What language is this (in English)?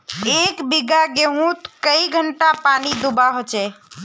Magahi